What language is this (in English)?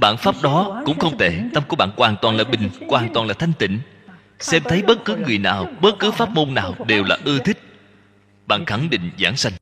Vietnamese